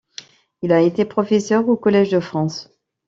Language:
French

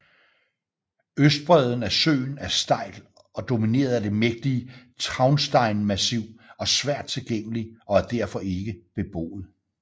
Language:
Danish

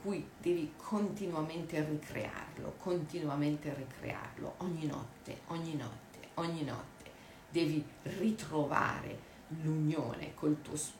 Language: Italian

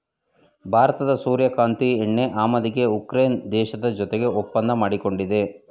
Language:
Kannada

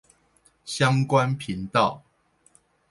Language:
Chinese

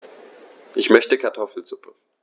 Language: German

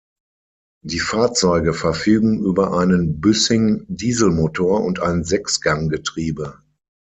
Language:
German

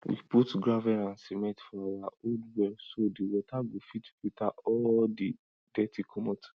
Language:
Nigerian Pidgin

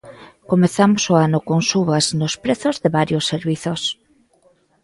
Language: Galician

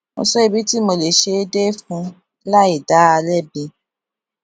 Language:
Yoruba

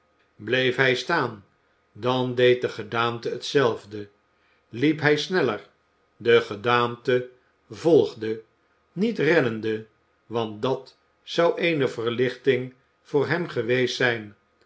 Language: Dutch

